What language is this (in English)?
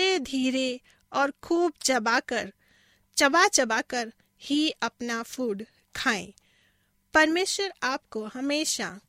Hindi